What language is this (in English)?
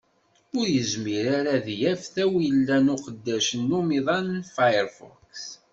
Kabyle